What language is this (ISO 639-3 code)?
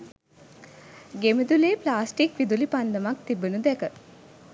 sin